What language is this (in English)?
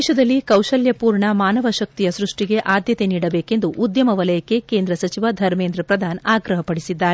Kannada